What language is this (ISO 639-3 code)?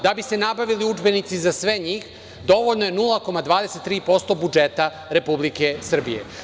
srp